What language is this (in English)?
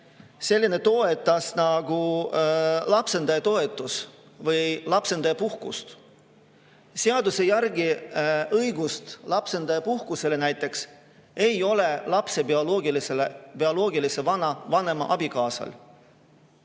Estonian